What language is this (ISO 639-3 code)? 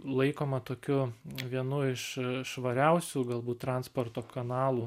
lit